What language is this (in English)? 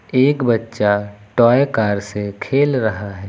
Hindi